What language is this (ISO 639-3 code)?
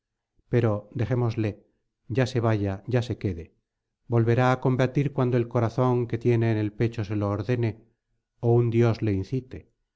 spa